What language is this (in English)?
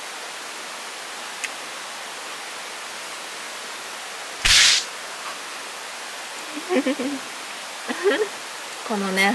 Japanese